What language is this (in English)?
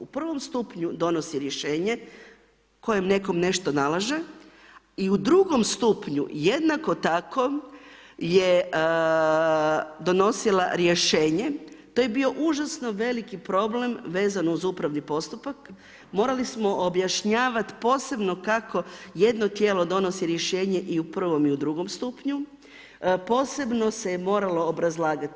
Croatian